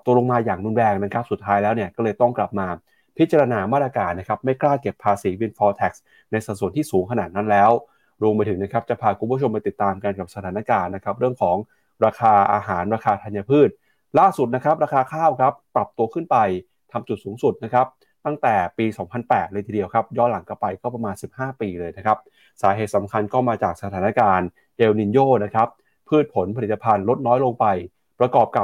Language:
Thai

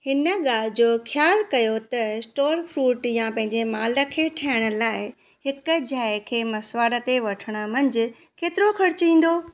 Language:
Sindhi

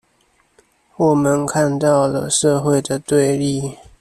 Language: Chinese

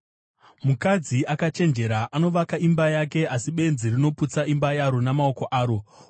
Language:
Shona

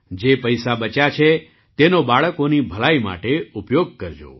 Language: Gujarati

